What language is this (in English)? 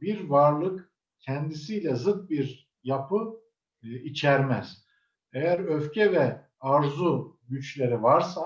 Turkish